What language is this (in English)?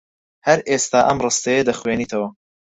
Central Kurdish